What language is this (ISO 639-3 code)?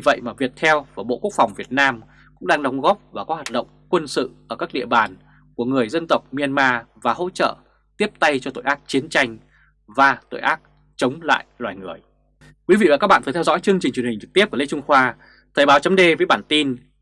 vie